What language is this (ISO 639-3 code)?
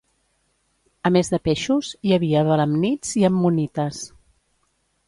cat